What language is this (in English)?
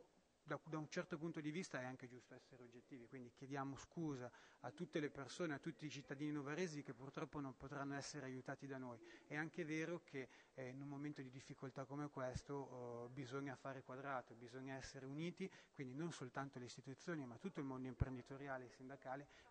Italian